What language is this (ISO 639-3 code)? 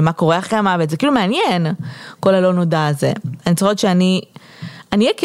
heb